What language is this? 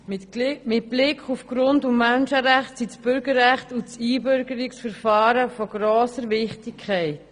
Swiss German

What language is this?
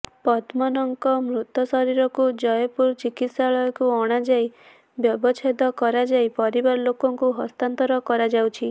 Odia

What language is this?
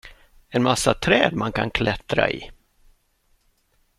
Swedish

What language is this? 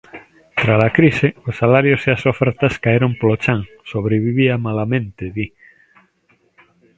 Galician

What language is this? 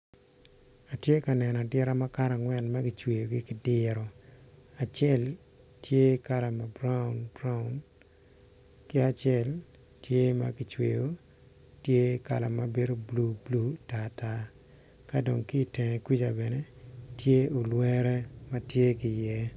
Acoli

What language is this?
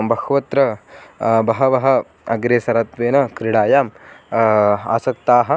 Sanskrit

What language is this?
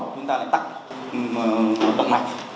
Vietnamese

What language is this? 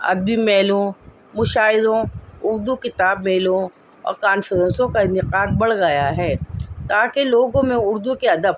Urdu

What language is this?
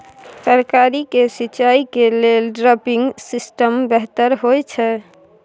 Maithili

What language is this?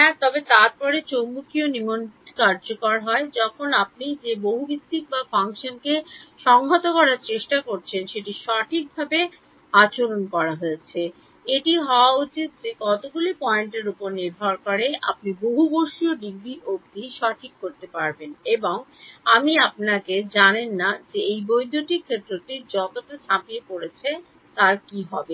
Bangla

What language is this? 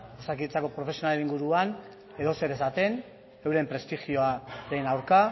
Basque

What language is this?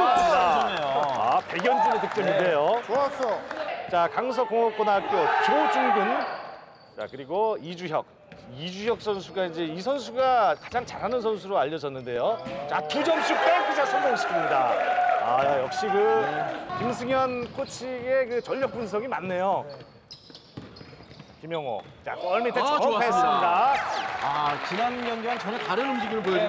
Korean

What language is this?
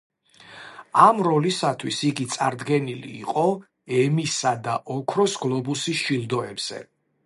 Georgian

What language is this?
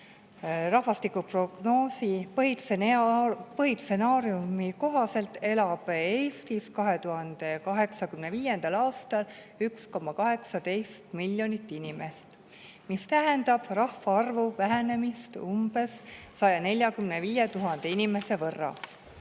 Estonian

